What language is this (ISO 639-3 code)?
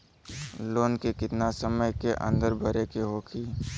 bho